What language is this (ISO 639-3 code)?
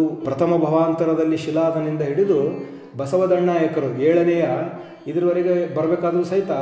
ron